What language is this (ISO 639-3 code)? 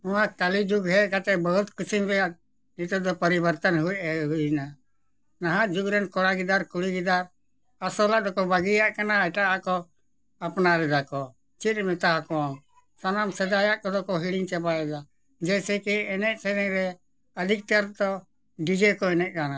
sat